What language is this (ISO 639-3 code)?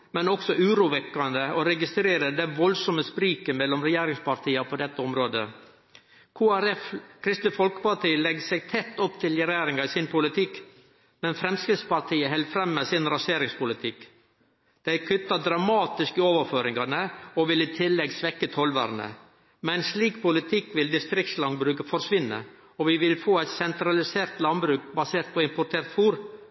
nno